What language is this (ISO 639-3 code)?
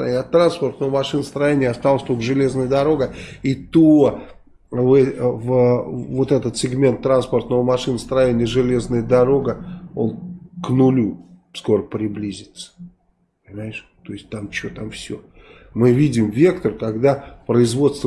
rus